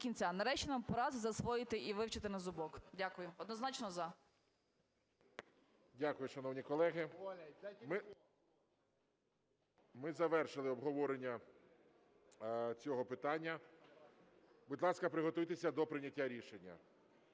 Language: Ukrainian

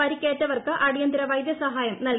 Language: Malayalam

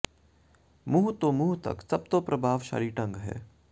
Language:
Punjabi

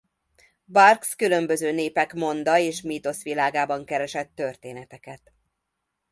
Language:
Hungarian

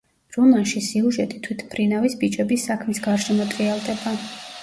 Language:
Georgian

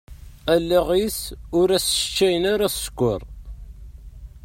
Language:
Kabyle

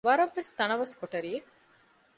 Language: Divehi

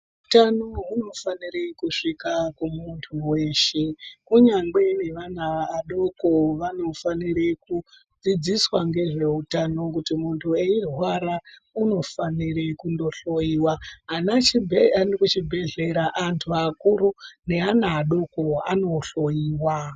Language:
Ndau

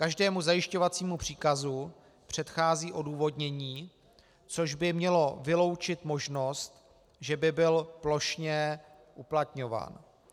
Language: Czech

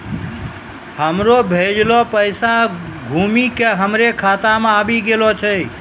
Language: Maithili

